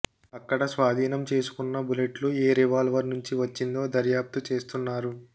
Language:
Telugu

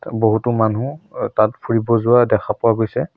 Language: Assamese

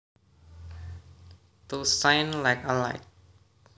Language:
Javanese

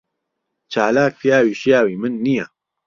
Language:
Central Kurdish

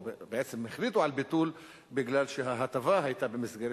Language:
Hebrew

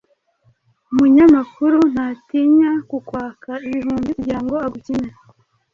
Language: Kinyarwanda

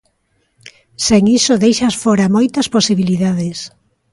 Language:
Galician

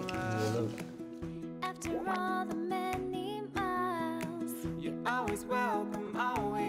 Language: Korean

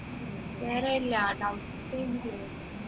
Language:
Malayalam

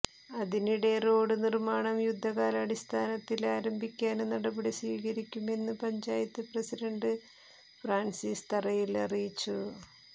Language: Malayalam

